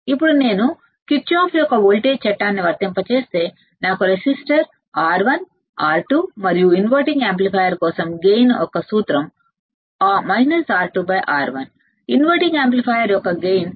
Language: Telugu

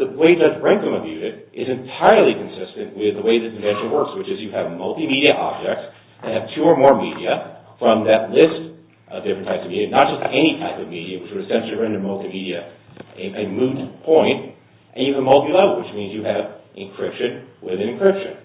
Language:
English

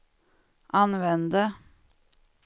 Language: Swedish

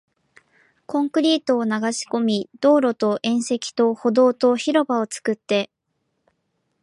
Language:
Japanese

